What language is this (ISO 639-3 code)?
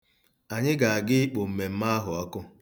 ibo